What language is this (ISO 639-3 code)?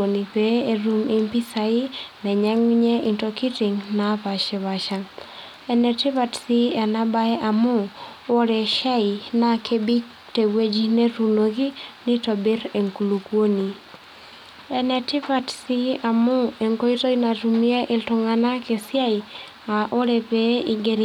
mas